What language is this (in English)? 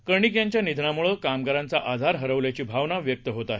Marathi